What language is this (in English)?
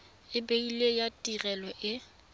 Tswana